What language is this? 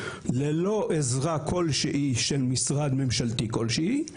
Hebrew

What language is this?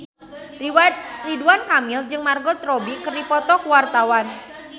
Sundanese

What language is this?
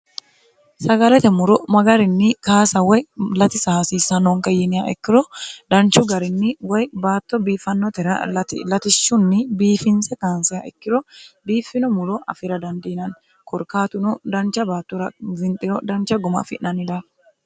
Sidamo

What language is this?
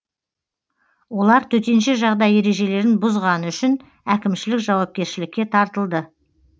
Kazakh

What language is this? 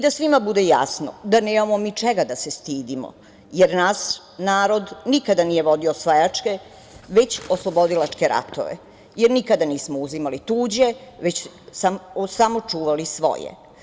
Serbian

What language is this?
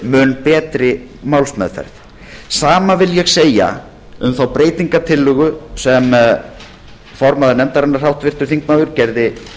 Icelandic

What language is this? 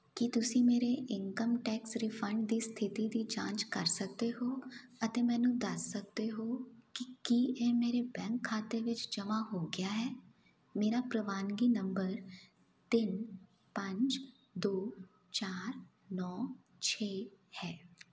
Punjabi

